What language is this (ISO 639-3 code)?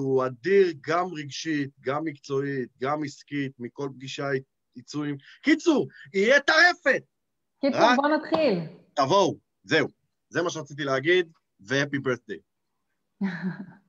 heb